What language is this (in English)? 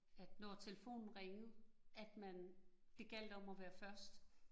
Danish